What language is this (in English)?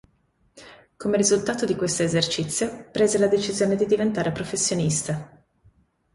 Italian